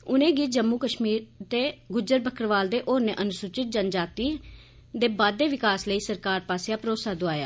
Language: Dogri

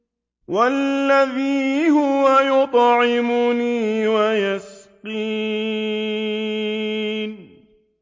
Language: Arabic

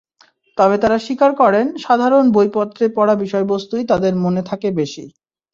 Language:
Bangla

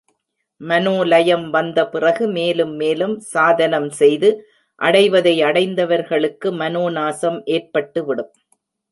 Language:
Tamil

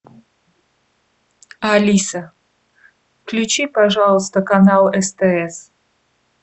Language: Russian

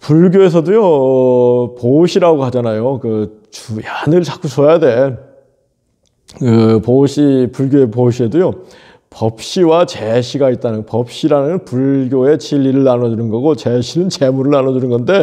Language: Korean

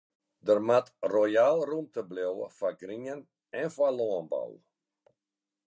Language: Western Frisian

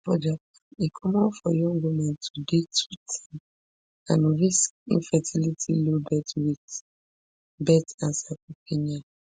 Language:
Nigerian Pidgin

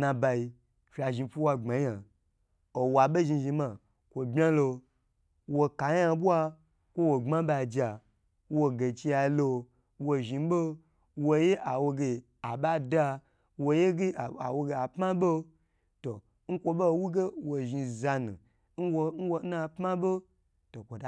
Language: Gbagyi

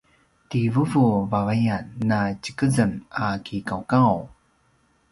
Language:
Paiwan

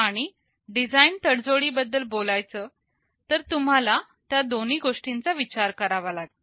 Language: Marathi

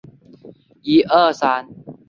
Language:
Chinese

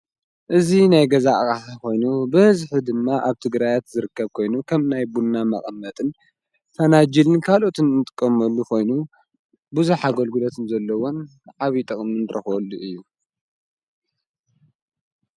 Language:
Tigrinya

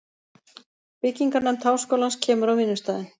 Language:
Icelandic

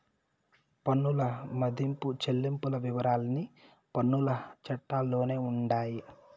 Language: Telugu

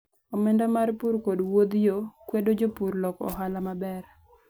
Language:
Luo (Kenya and Tanzania)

